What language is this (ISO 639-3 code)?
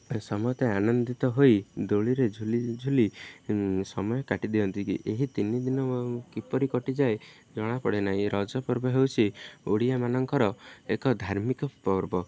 ori